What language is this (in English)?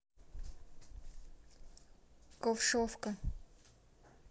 Russian